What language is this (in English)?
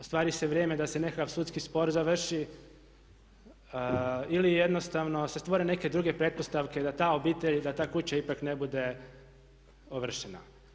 Croatian